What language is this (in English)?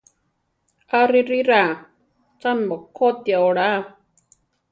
Central Tarahumara